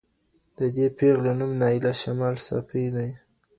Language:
Pashto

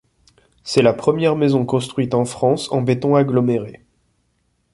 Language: French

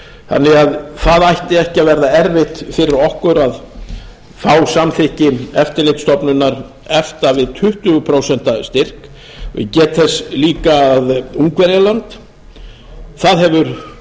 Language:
Icelandic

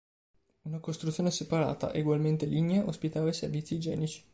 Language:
Italian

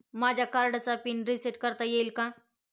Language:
Marathi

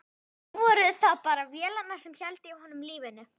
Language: Icelandic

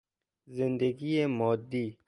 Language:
Persian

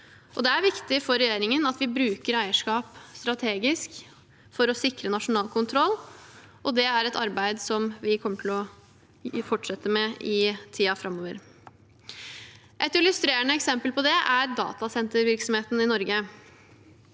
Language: Norwegian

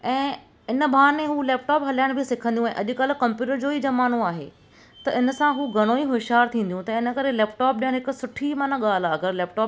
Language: Sindhi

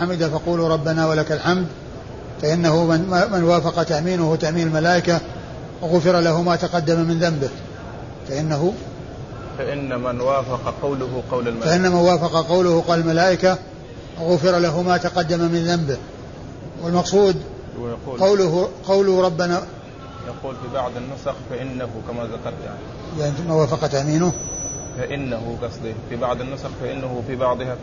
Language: Arabic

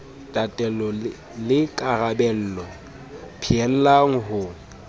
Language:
Southern Sotho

